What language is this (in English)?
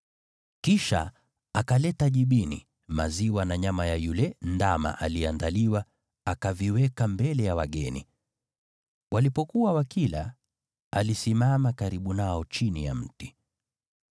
Swahili